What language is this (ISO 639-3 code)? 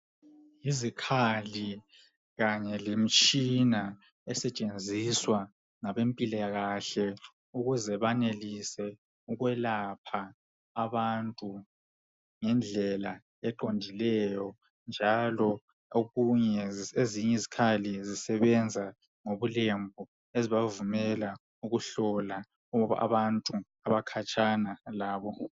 nde